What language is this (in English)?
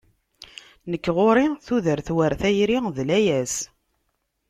Kabyle